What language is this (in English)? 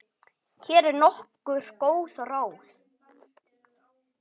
Icelandic